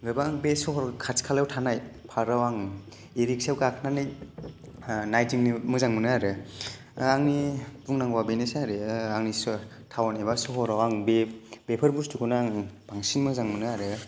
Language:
Bodo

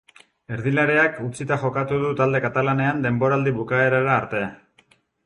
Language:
Basque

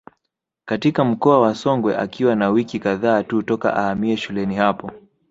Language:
Swahili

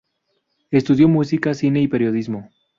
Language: Spanish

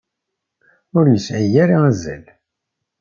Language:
Kabyle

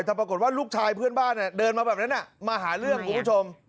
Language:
Thai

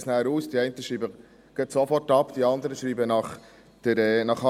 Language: Swiss German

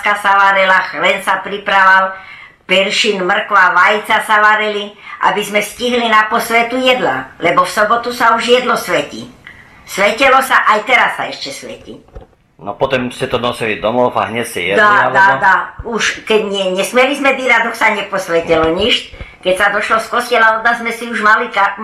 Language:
Croatian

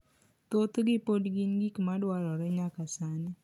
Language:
Luo (Kenya and Tanzania)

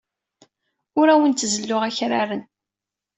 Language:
Kabyle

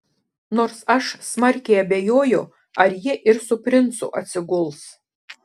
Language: Lithuanian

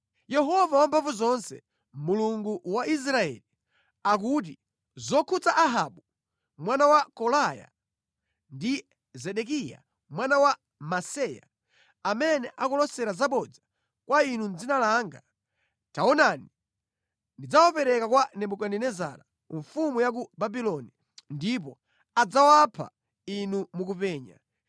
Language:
Nyanja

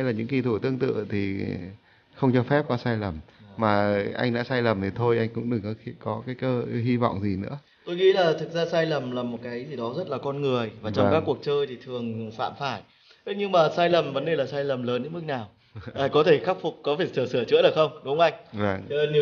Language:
Vietnamese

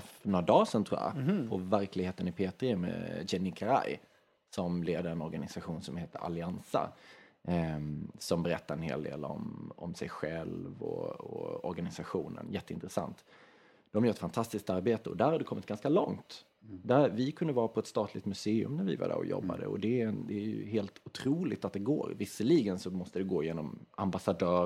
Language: Swedish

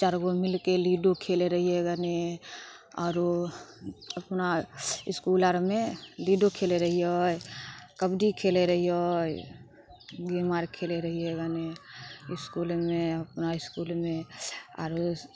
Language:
Maithili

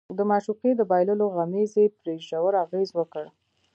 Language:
Pashto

